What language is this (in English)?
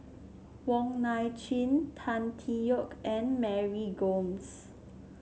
English